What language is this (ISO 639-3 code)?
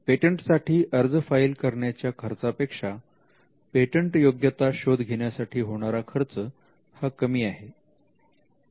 mar